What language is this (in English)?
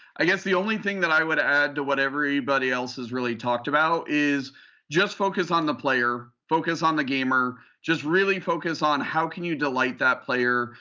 English